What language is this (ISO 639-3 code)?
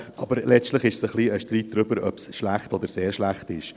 gsw